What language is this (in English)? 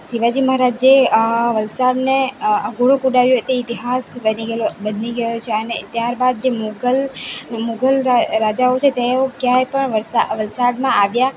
Gujarati